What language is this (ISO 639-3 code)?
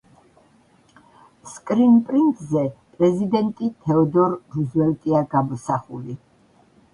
kat